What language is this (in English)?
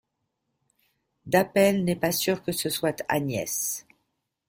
French